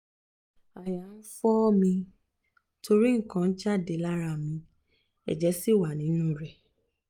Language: Yoruba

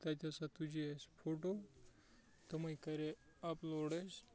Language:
Kashmiri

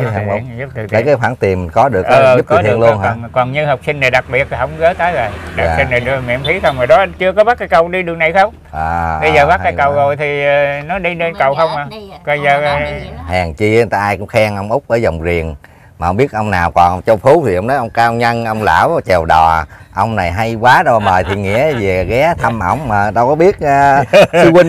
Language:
Vietnamese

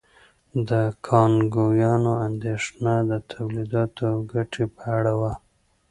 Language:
Pashto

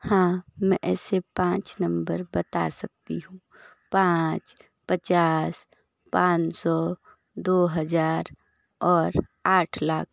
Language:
Hindi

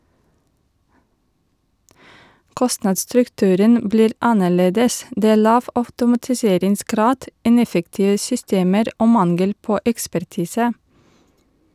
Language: Norwegian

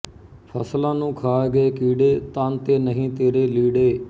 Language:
Punjabi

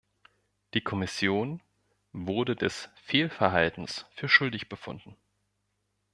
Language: German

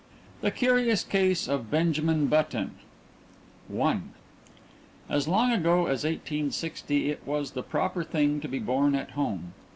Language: English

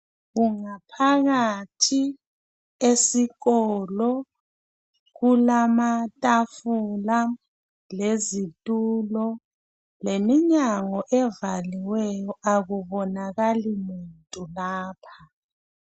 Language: North Ndebele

